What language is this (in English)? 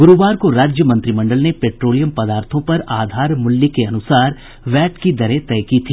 Hindi